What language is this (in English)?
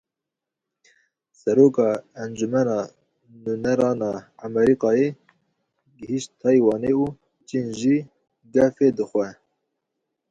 Kurdish